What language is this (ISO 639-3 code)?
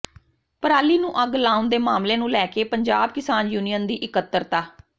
pan